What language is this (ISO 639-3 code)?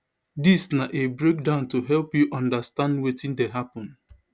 pcm